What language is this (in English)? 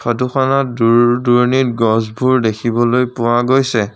Assamese